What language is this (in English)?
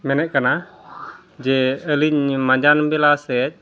Santali